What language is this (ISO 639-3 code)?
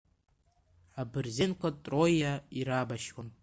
abk